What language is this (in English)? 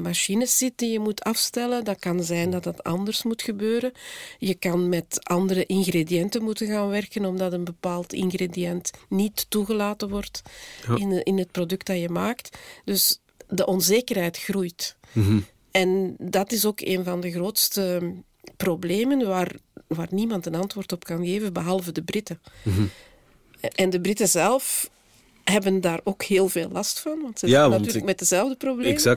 Dutch